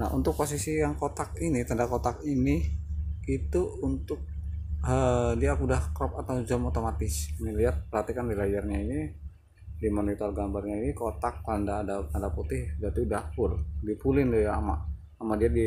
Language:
Indonesian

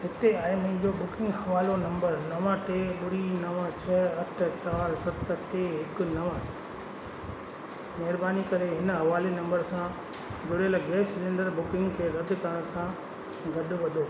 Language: Sindhi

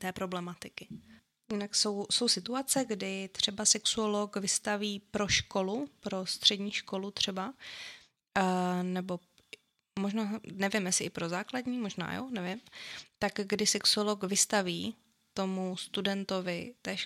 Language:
Czech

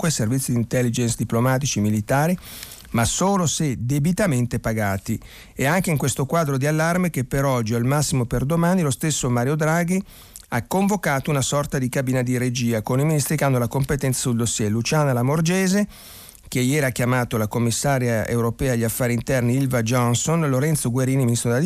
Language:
Italian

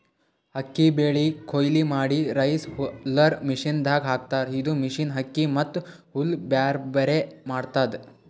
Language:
Kannada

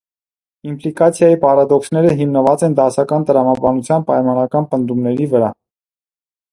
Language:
Armenian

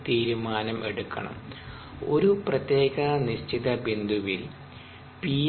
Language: Malayalam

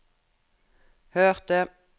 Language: Norwegian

